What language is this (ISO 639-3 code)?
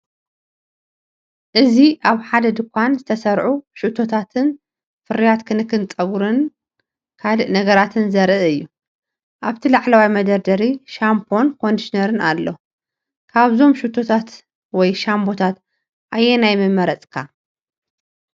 tir